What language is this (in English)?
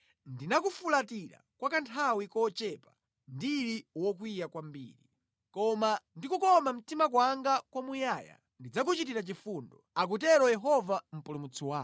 Nyanja